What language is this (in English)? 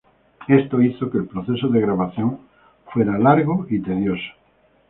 Spanish